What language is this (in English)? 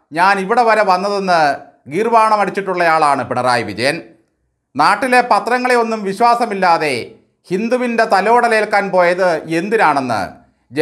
Malayalam